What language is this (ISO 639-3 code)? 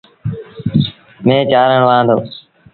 sbn